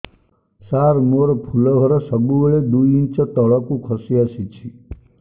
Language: Odia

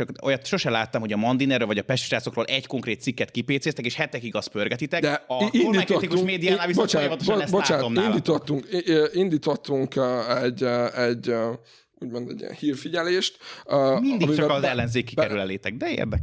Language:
Hungarian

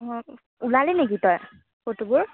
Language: Assamese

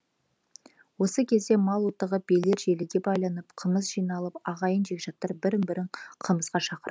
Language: Kazakh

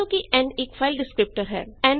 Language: Punjabi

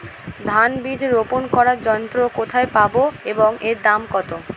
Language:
Bangla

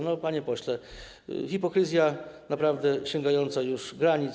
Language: Polish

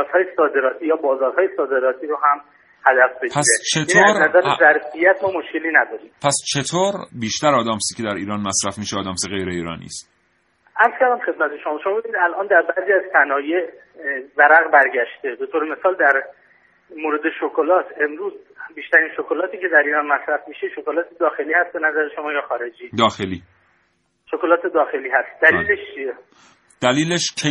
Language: Persian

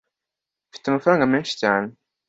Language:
Kinyarwanda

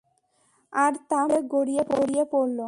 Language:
Bangla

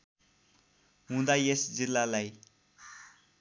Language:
Nepali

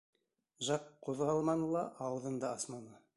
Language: Bashkir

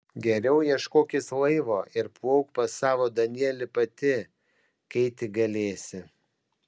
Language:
Lithuanian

